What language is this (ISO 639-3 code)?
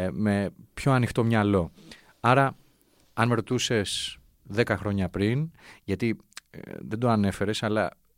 ell